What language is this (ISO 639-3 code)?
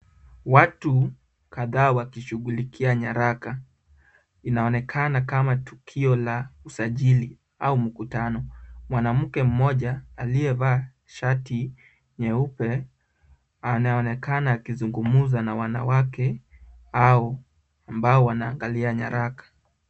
swa